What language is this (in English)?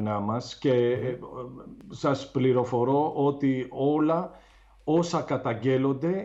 Greek